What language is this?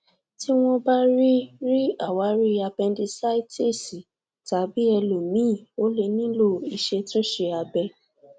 Yoruba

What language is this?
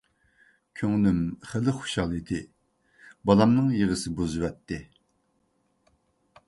Uyghur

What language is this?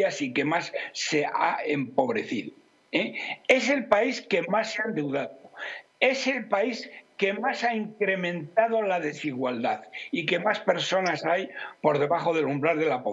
Spanish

